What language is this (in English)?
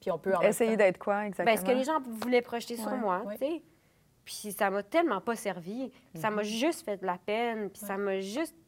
French